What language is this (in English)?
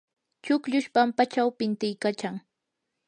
Yanahuanca Pasco Quechua